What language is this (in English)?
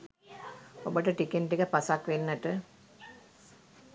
Sinhala